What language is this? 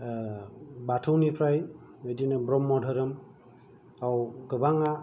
Bodo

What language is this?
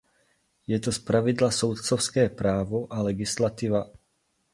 Czech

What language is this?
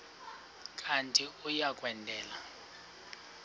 Xhosa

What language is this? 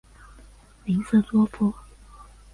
Chinese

